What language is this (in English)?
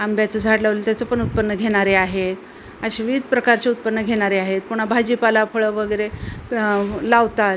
Marathi